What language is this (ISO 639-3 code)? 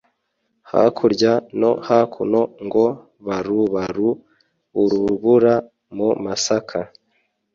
kin